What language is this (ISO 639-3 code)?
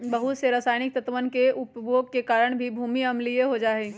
mag